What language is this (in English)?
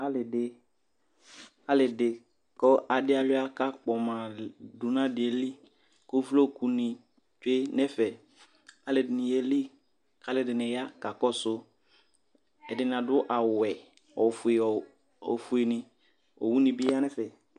Ikposo